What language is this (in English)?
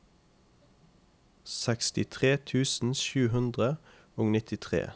Norwegian